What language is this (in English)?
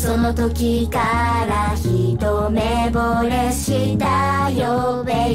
Japanese